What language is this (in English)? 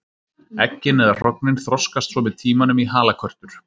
Icelandic